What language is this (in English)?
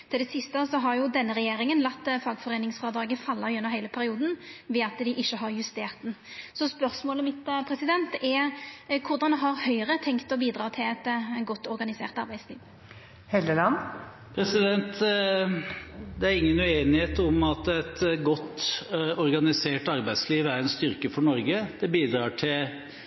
Norwegian